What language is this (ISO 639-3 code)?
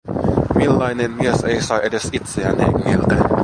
fin